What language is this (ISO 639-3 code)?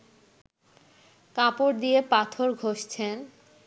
ben